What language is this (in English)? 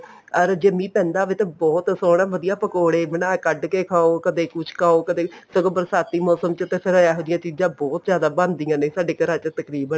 Punjabi